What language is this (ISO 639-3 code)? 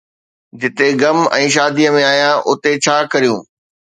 snd